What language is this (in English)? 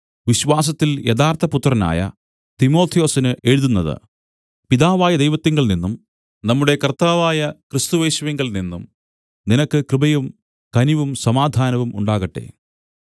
Malayalam